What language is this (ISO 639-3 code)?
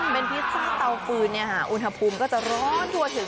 tha